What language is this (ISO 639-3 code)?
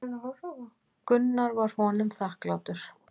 isl